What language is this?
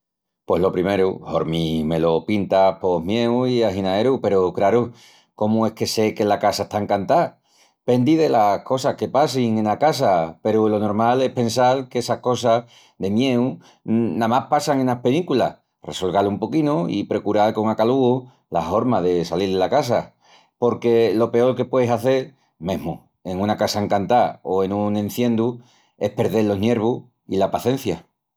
Extremaduran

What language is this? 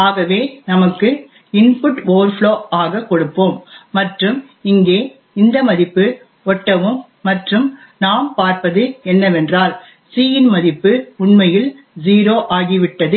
Tamil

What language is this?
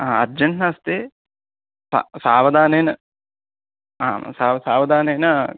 Sanskrit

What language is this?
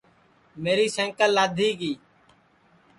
Sansi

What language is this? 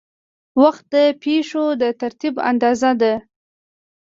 Pashto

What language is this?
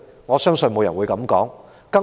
Cantonese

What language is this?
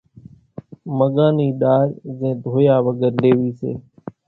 Kachi Koli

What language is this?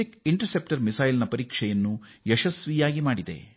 Kannada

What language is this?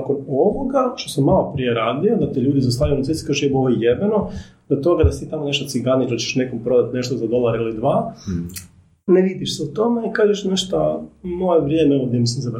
Croatian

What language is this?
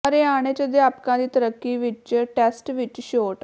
Punjabi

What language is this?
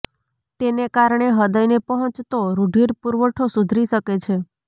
Gujarati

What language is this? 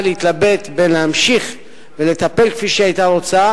Hebrew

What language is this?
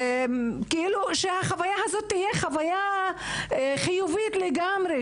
Hebrew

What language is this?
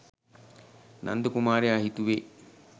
Sinhala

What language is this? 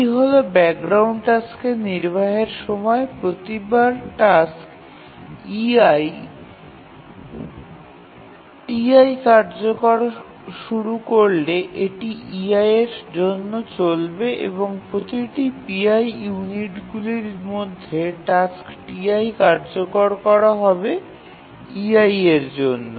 Bangla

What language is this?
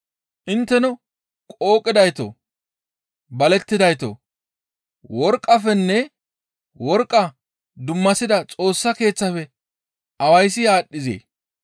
Gamo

